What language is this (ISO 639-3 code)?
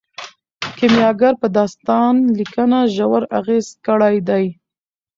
pus